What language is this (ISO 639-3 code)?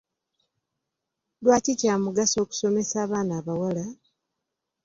lug